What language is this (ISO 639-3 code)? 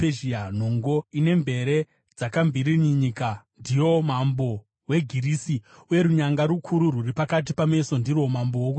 sna